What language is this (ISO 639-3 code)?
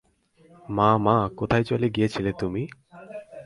ben